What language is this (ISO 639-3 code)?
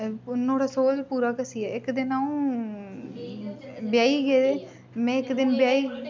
doi